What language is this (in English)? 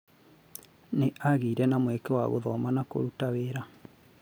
Kikuyu